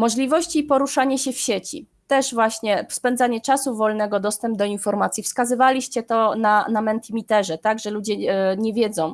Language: Polish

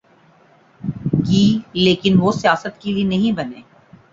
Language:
Urdu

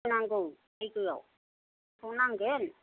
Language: Bodo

